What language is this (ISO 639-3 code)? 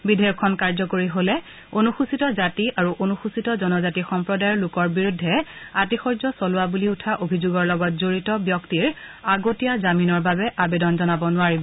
asm